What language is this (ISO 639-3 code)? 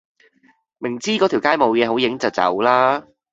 yue